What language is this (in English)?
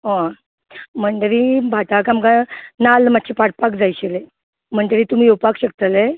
Konkani